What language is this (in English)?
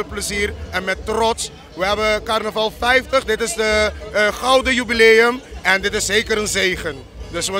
Dutch